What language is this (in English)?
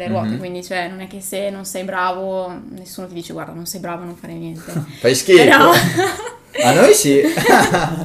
Italian